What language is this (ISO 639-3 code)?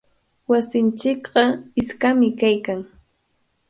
qvl